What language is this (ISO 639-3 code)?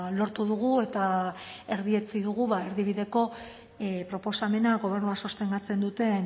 eus